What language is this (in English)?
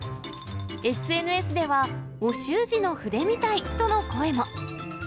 Japanese